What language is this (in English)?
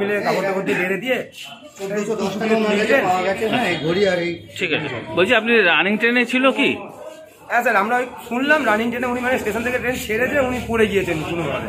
Hindi